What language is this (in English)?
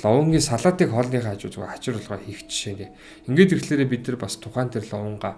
Turkish